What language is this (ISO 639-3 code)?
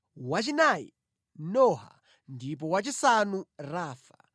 nya